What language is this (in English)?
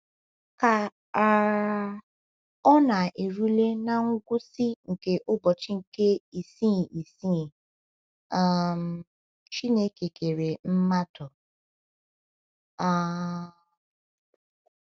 Igbo